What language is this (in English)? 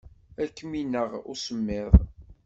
Kabyle